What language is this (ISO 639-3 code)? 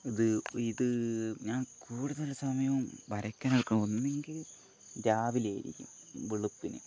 mal